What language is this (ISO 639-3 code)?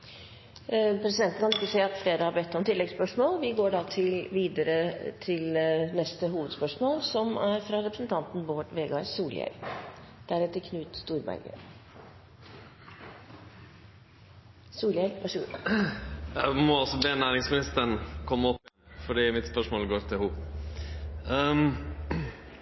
nor